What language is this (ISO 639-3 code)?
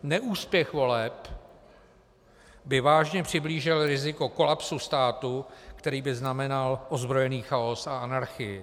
ces